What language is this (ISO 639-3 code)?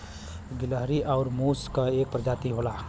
bho